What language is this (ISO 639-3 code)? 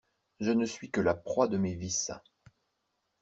fra